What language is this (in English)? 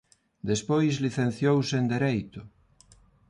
Galician